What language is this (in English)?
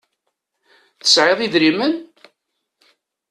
Kabyle